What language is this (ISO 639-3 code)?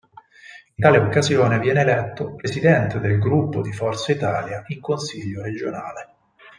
ita